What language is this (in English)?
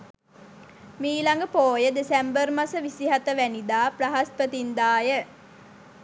Sinhala